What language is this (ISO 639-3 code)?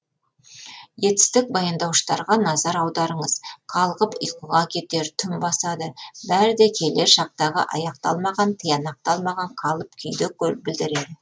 kaz